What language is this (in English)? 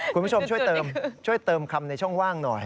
Thai